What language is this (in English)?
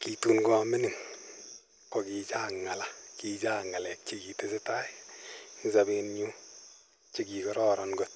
Kalenjin